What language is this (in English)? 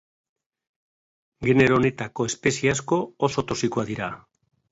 Basque